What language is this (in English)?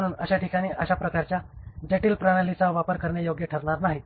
Marathi